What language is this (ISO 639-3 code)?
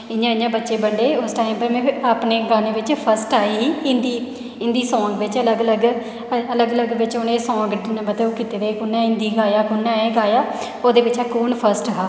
doi